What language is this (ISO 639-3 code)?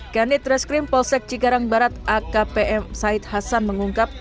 ind